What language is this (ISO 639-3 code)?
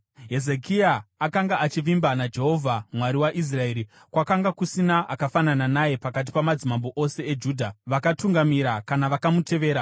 sna